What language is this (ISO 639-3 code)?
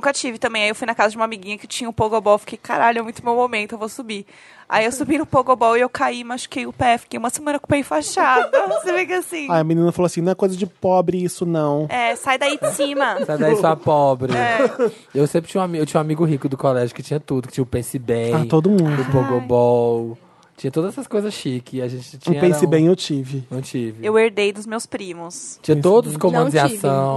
por